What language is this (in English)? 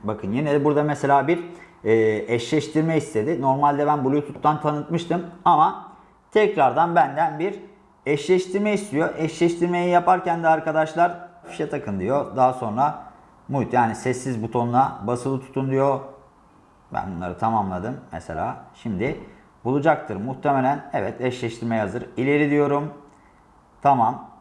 Turkish